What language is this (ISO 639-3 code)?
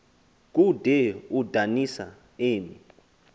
xho